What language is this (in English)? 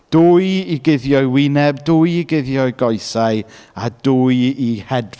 Welsh